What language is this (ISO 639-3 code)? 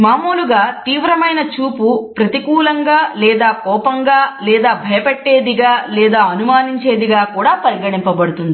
tel